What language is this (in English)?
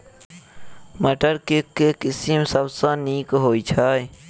Maithili